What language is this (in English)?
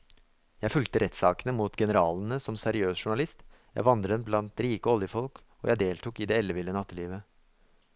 Norwegian